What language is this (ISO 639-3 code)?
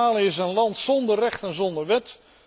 nld